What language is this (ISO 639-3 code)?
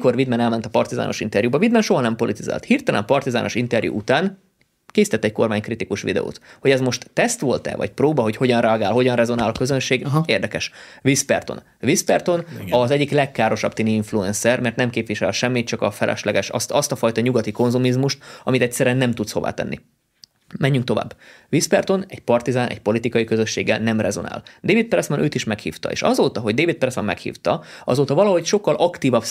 hun